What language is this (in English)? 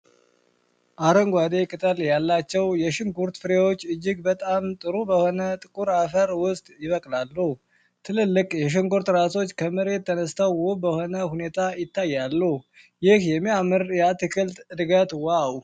Amharic